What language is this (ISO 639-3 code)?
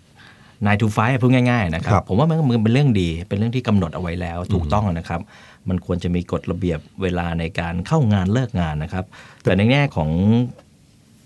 tha